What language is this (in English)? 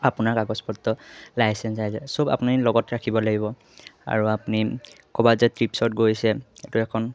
Assamese